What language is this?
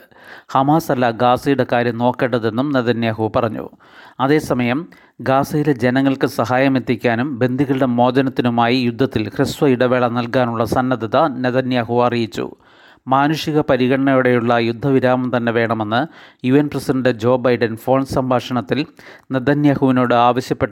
Malayalam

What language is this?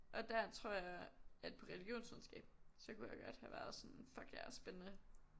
Danish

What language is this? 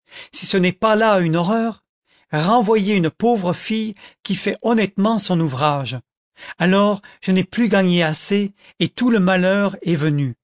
French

